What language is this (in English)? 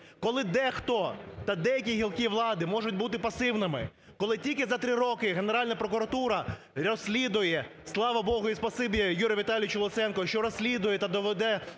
Ukrainian